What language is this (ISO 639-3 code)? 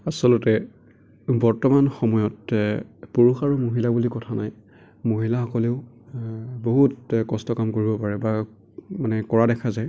asm